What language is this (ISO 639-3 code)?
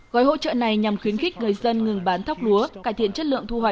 vie